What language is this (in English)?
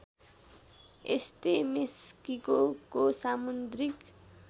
Nepali